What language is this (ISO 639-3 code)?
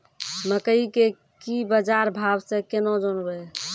mai